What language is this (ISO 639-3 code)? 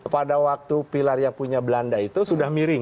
ind